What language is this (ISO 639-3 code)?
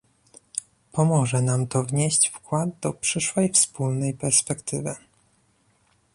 pol